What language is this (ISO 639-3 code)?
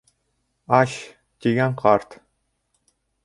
bak